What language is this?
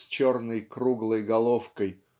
Russian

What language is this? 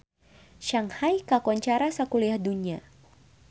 Sundanese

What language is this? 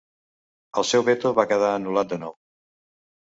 Catalan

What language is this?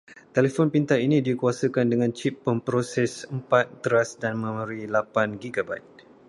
Malay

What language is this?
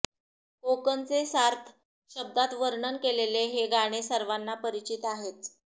Marathi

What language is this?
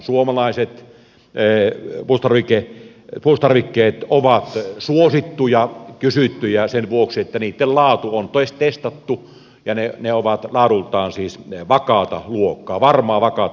Finnish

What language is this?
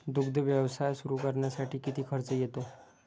Marathi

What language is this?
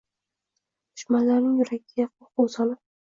Uzbek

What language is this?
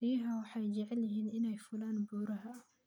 Somali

